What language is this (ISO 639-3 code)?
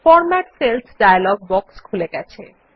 ben